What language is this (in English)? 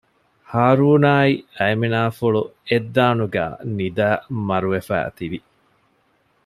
Divehi